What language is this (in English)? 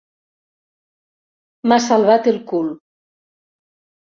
Catalan